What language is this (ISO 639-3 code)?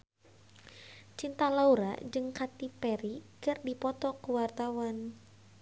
sun